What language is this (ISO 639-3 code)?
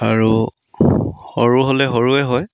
asm